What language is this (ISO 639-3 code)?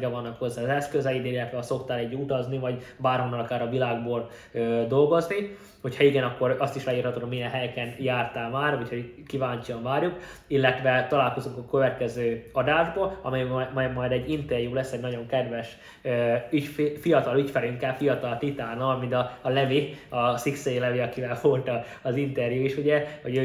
hun